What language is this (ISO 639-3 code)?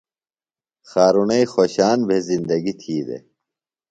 phl